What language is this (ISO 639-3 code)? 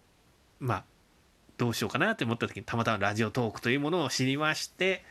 jpn